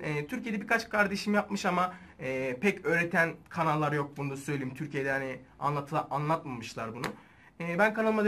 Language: Turkish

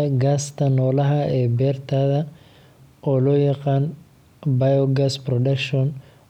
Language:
Somali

